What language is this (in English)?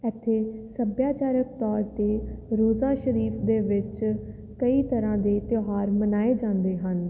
Punjabi